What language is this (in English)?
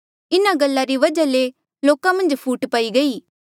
Mandeali